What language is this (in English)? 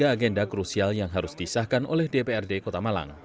Indonesian